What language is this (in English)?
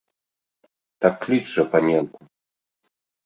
Belarusian